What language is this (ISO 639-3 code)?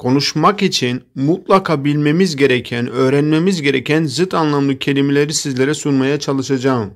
tur